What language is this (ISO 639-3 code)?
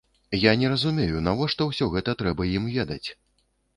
bel